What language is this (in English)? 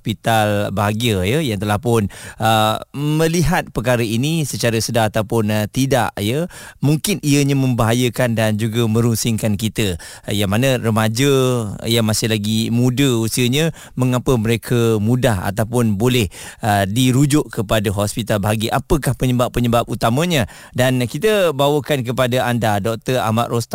Malay